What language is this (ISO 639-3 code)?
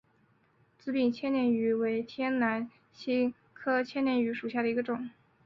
zho